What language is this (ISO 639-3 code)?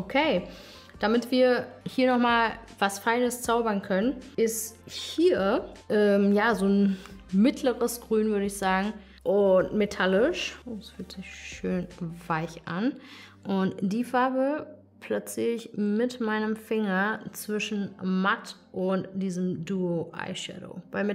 deu